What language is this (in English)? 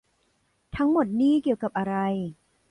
Thai